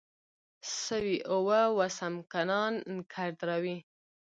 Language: Pashto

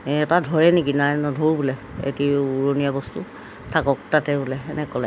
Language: Assamese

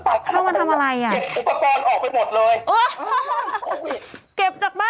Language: Thai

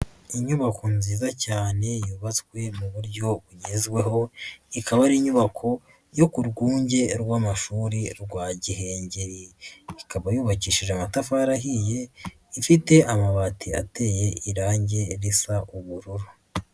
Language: Kinyarwanda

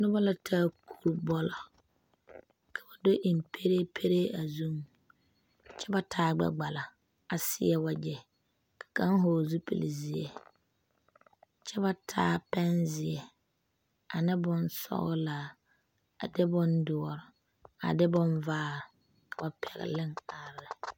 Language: Southern Dagaare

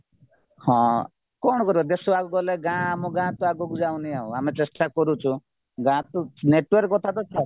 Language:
Odia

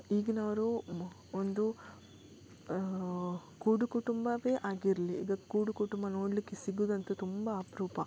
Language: Kannada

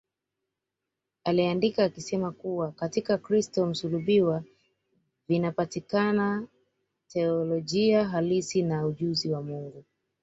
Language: Swahili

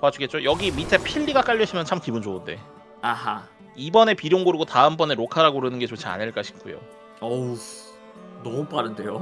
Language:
Korean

